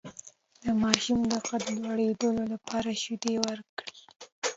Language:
Pashto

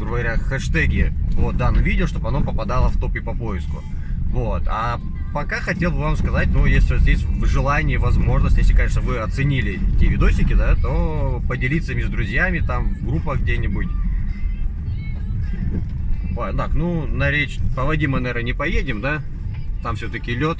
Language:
Russian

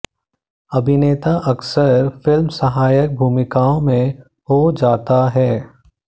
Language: Hindi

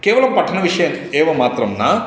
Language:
Sanskrit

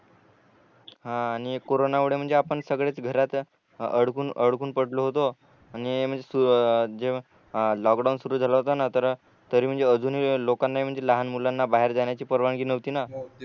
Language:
Marathi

